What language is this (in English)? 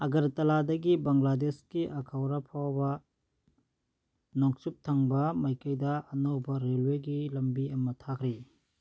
Manipuri